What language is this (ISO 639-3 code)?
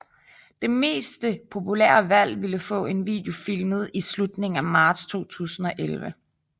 dan